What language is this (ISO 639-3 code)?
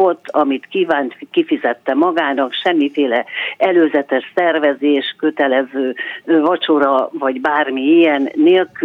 hun